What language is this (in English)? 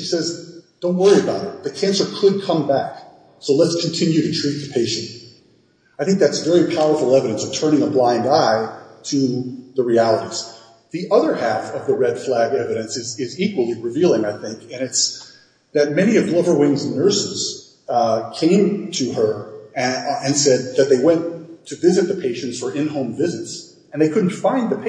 English